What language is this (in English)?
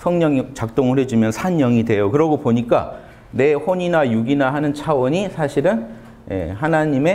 Korean